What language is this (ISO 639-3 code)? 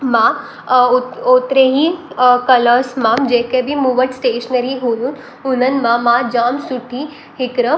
snd